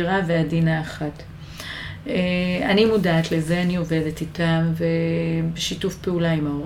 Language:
Hebrew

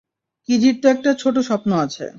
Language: Bangla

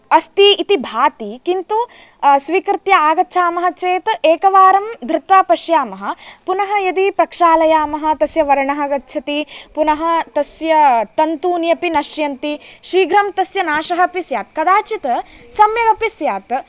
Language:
Sanskrit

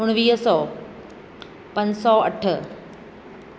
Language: Sindhi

